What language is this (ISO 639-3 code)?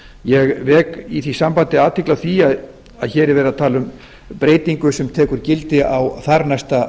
isl